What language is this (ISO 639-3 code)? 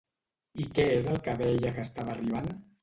cat